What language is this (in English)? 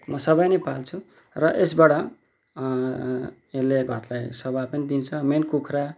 Nepali